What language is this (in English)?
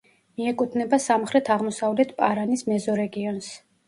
Georgian